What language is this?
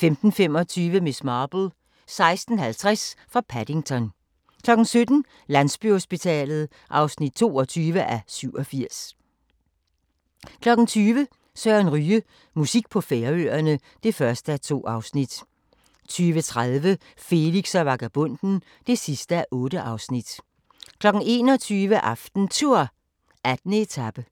Danish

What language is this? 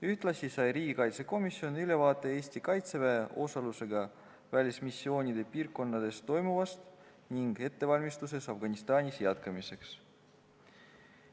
Estonian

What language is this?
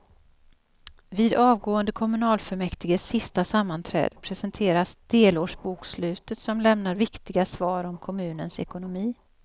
Swedish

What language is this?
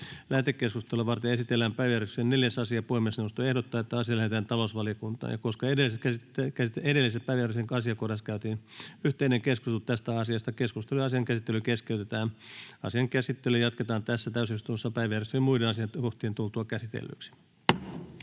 Finnish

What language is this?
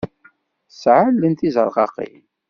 Kabyle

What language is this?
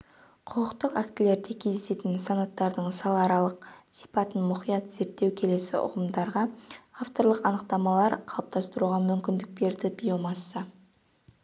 Kazakh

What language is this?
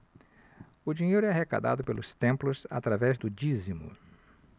Portuguese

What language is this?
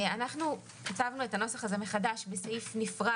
Hebrew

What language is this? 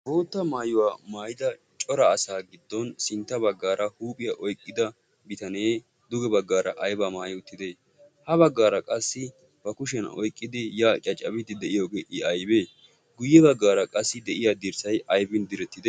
Wolaytta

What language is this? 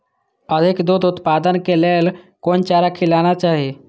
Maithili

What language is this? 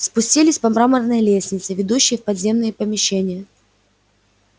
Russian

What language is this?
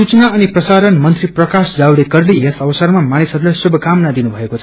Nepali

